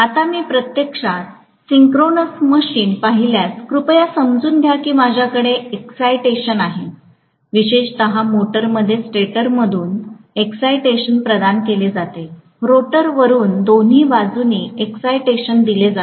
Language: Marathi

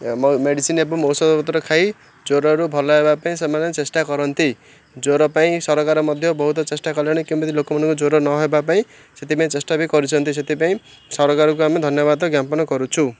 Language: Odia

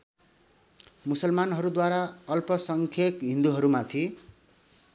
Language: Nepali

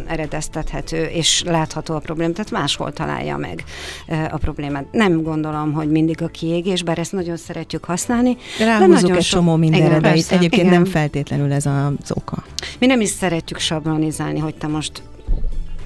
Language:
Hungarian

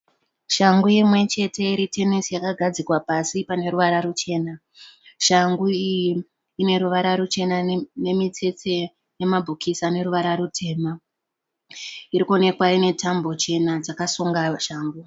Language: Shona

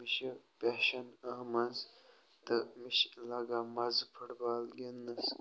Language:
Kashmiri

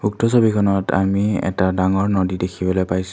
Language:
Assamese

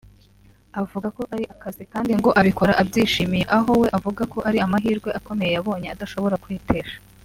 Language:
Kinyarwanda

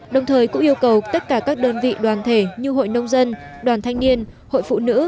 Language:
Vietnamese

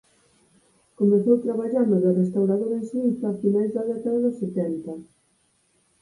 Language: Galician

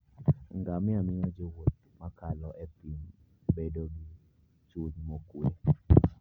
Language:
Luo (Kenya and Tanzania)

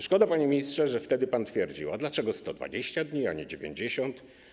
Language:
Polish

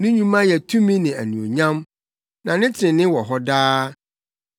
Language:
Akan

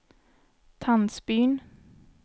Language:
Swedish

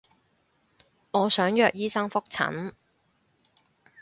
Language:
Cantonese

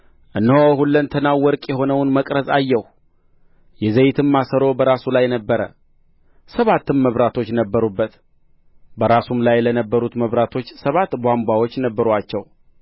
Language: Amharic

